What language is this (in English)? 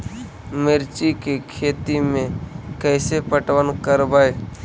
Magahi